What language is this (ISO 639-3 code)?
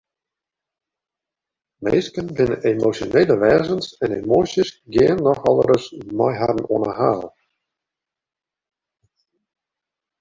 fry